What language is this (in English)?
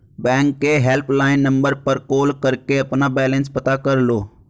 Hindi